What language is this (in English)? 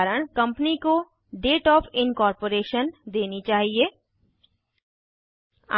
Hindi